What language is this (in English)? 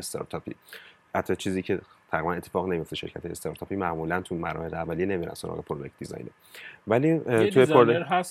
Persian